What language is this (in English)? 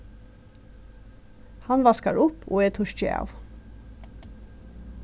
Faroese